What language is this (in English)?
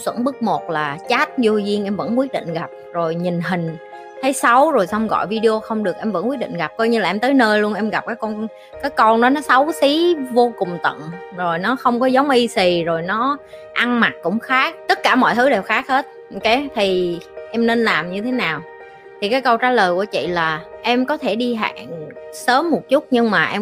Vietnamese